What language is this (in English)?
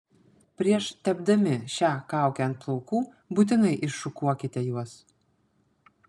Lithuanian